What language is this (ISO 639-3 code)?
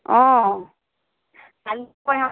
asm